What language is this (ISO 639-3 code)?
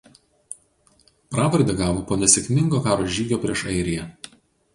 lit